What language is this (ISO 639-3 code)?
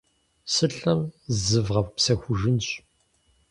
kbd